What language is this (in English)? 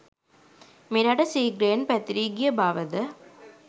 Sinhala